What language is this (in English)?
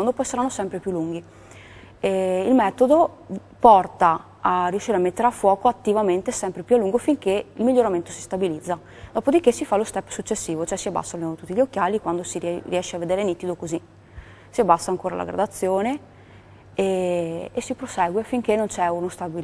Italian